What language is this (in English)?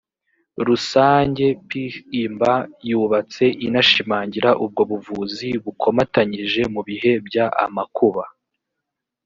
Kinyarwanda